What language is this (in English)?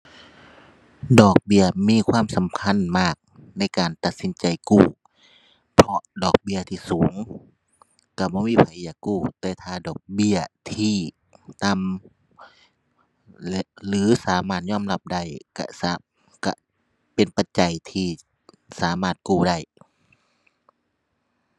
Thai